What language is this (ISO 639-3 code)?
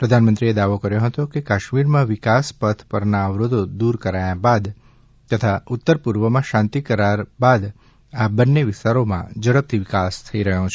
guj